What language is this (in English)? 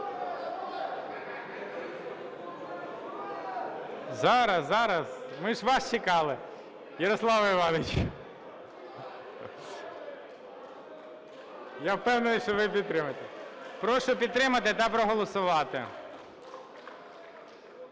Ukrainian